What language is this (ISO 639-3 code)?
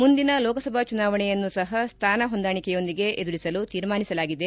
kan